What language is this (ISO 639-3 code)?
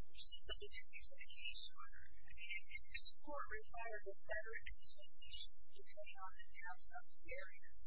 eng